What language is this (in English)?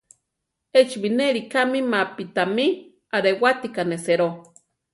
Central Tarahumara